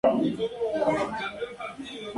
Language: Spanish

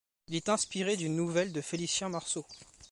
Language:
French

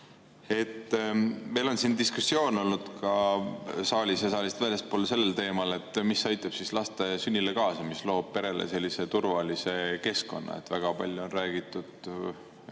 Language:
Estonian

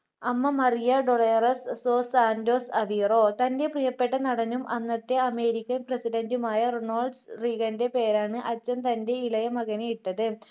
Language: Malayalam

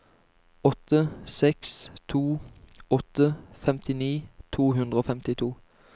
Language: Norwegian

